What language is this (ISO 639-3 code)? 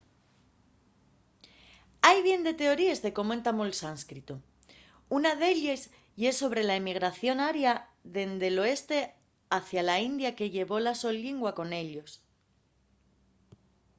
ast